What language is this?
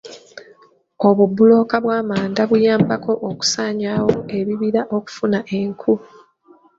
Ganda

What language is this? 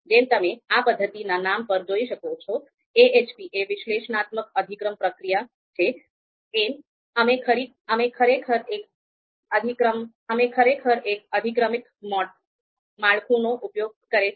Gujarati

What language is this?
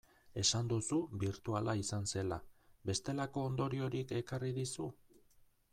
Basque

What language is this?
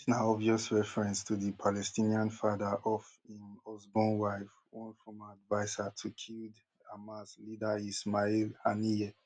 Nigerian Pidgin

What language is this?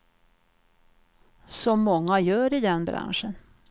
Swedish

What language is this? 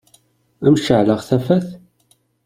Kabyle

